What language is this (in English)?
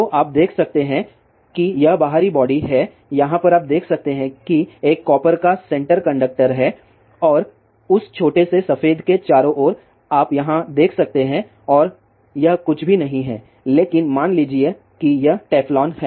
Hindi